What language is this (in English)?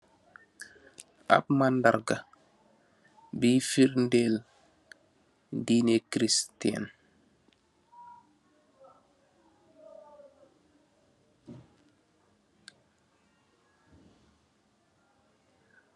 Wolof